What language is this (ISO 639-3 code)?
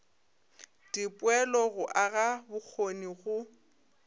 nso